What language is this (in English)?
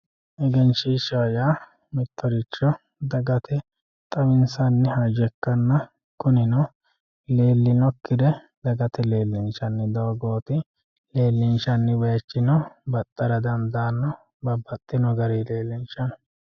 Sidamo